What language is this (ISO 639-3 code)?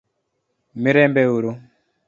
luo